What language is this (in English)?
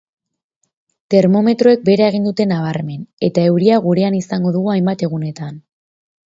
Basque